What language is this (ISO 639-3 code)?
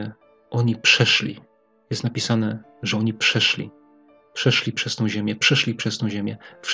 pol